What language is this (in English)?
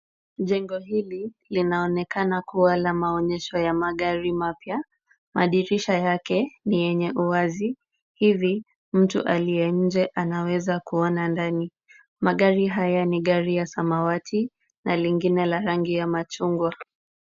Swahili